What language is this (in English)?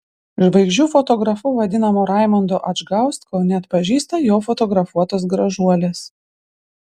Lithuanian